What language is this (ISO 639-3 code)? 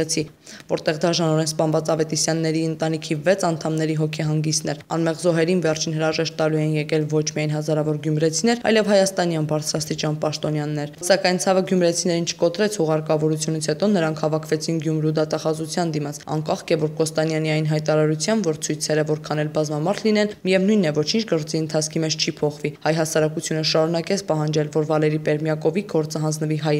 ron